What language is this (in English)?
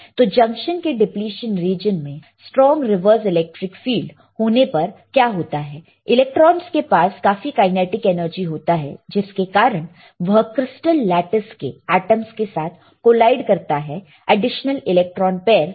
Hindi